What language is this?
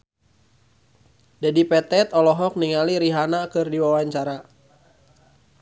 Sundanese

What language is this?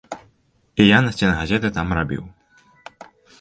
Belarusian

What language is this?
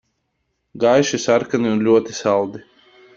Latvian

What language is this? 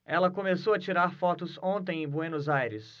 Portuguese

